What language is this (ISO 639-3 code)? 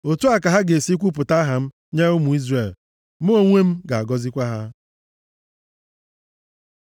ibo